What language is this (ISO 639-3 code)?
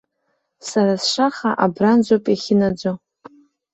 abk